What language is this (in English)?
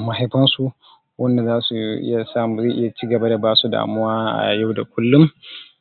Hausa